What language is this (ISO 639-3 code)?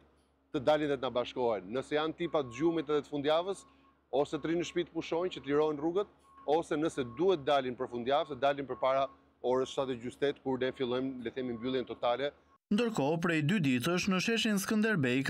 ron